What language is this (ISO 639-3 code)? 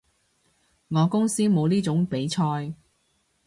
yue